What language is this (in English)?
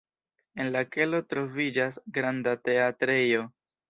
Esperanto